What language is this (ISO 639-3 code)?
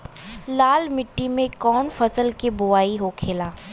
bho